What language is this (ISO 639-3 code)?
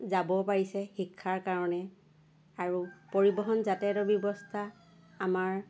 asm